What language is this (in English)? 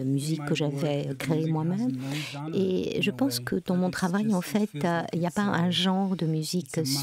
French